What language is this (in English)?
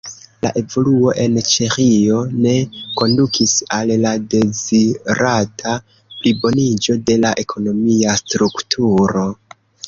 Esperanto